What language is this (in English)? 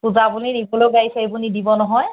Assamese